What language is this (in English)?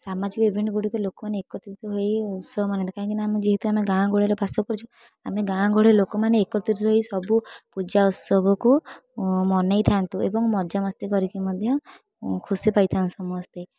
Odia